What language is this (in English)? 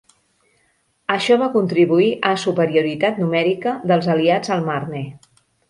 Catalan